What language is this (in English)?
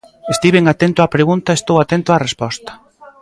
Galician